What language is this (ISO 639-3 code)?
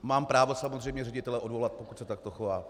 ces